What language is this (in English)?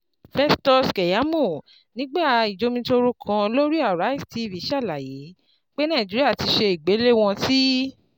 Yoruba